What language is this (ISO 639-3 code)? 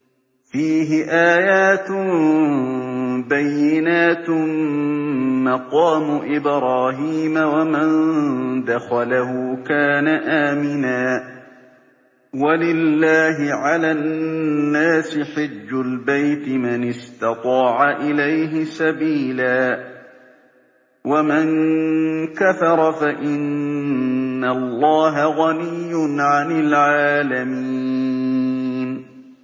ara